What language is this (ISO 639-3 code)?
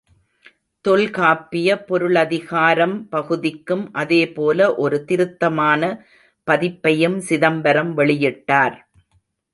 tam